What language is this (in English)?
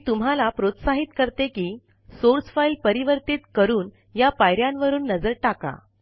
Marathi